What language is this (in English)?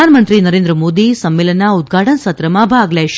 Gujarati